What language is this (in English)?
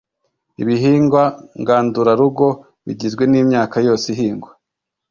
Kinyarwanda